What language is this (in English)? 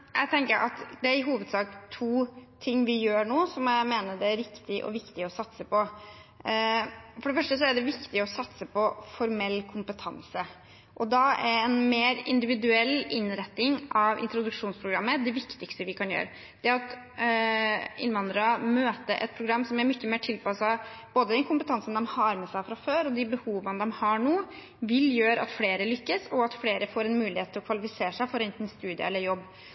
Norwegian Bokmål